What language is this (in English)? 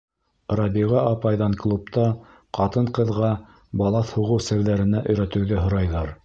Bashkir